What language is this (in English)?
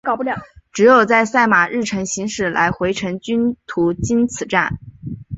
Chinese